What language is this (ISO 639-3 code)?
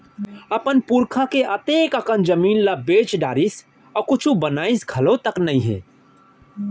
hne